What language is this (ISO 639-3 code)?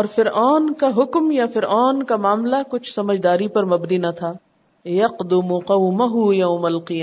urd